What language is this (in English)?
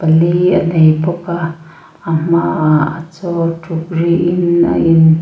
Mizo